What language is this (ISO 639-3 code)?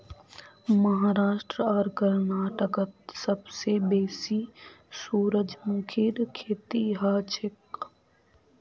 mag